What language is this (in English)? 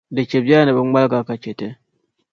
Dagbani